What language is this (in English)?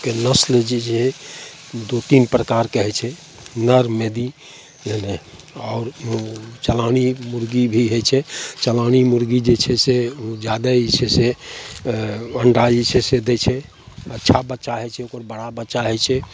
Maithili